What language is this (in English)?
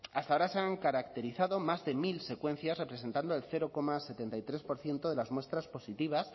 Spanish